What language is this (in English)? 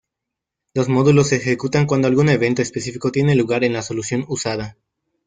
Spanish